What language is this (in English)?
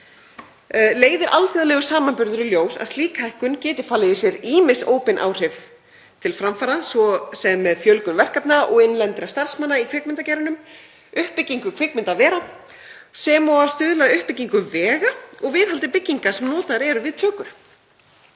Icelandic